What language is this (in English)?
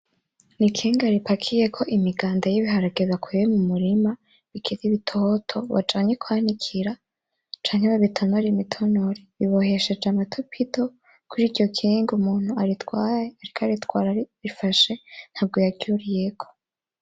Rundi